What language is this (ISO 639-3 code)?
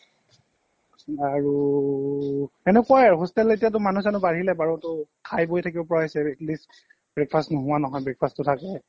asm